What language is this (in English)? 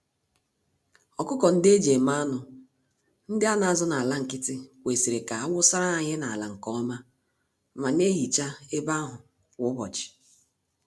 Igbo